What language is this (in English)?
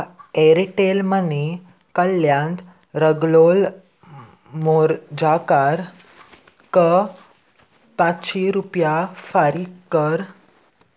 Konkani